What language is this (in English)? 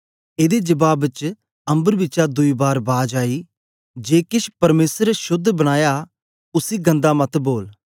Dogri